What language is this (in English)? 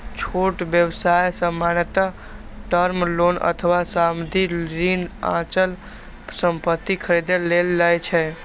Maithili